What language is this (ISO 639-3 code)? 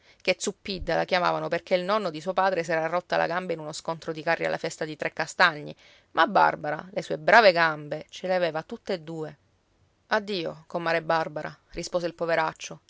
ita